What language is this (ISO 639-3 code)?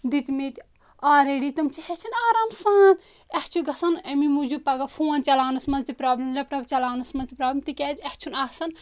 kas